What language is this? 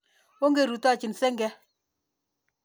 Kalenjin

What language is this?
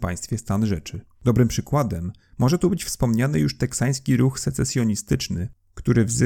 Polish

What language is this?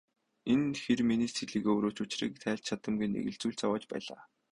Mongolian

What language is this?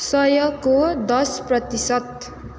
Nepali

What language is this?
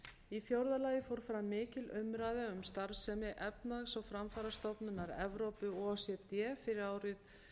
Icelandic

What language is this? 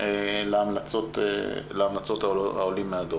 Hebrew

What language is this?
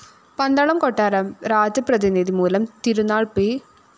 Malayalam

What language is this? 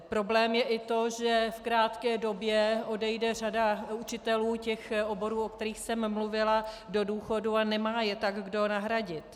Czech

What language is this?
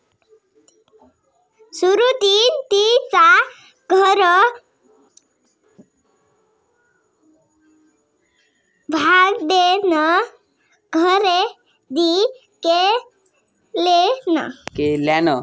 Marathi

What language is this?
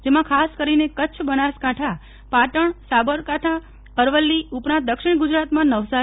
Gujarati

